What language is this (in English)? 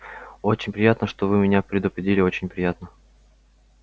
Russian